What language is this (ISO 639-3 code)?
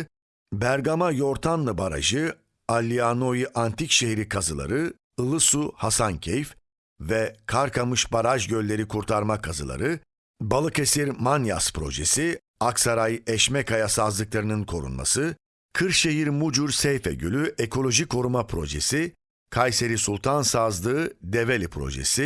tur